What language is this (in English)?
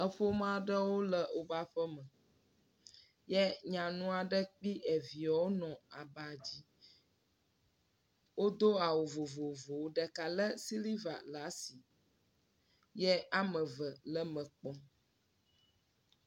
Ewe